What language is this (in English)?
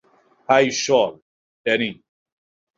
Bangla